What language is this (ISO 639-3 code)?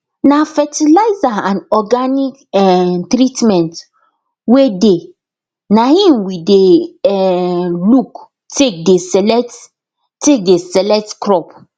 pcm